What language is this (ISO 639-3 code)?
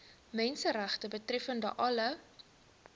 afr